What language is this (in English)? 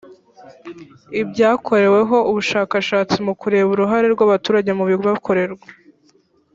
Kinyarwanda